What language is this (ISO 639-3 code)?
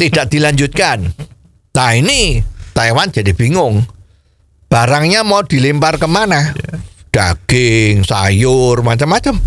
ind